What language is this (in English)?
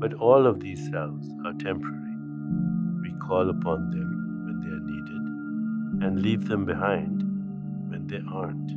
English